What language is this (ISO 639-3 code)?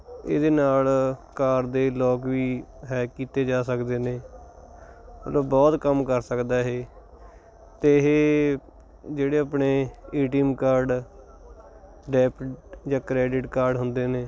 pan